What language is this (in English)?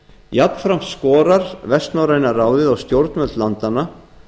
Icelandic